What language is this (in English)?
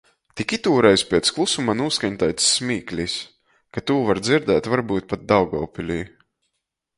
Latgalian